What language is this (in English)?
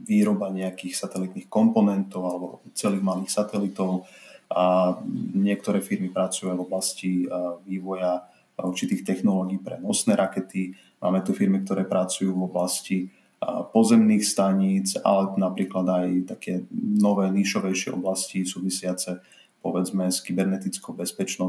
Slovak